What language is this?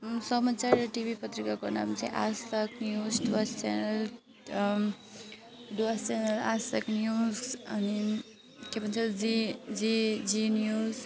Nepali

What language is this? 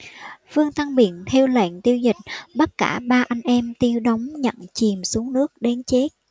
Vietnamese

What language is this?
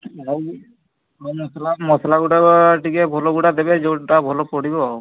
Odia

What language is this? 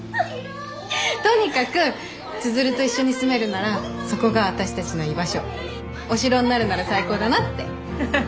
Japanese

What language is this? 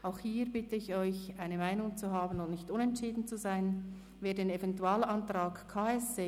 Swiss German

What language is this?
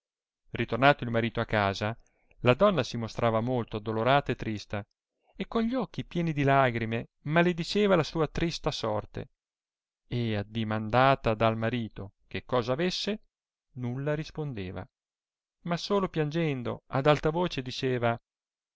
Italian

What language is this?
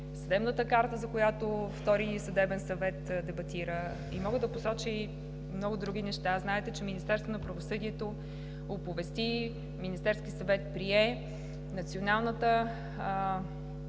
Bulgarian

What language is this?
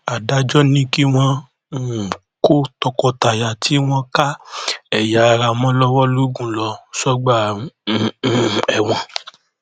Yoruba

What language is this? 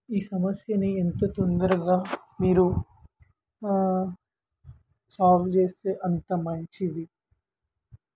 Telugu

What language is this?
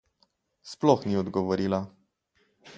Slovenian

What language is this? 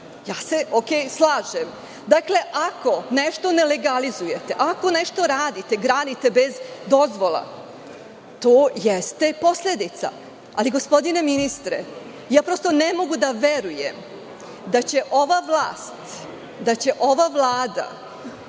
Serbian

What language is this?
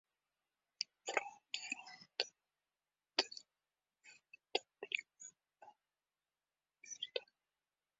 Uzbek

